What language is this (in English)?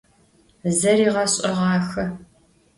Adyghe